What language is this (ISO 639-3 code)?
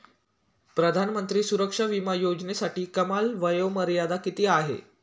mar